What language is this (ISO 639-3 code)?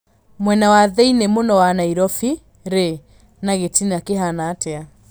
kik